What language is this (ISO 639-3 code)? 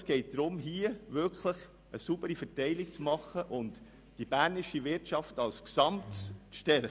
gsw